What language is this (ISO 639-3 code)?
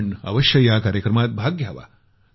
mar